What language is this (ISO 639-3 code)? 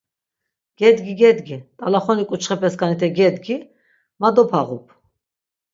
lzz